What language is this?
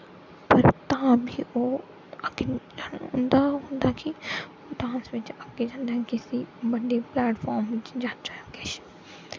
Dogri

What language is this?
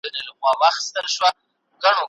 Pashto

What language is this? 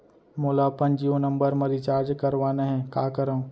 Chhattisgarhi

